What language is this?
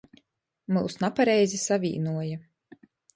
Latgalian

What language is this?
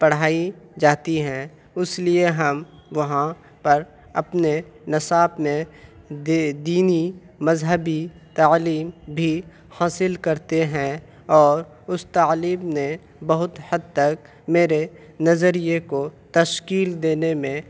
Urdu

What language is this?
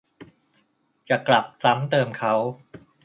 Thai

